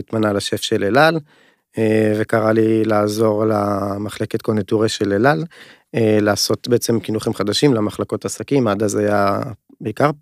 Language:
Hebrew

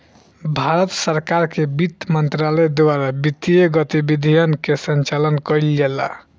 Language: Bhojpuri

